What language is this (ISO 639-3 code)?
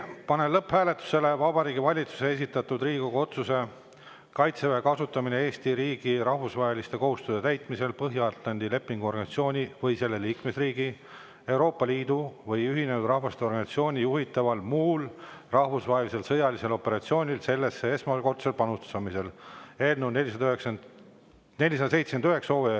est